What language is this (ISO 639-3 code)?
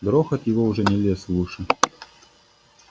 rus